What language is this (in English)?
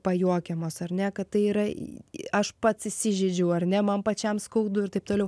Lithuanian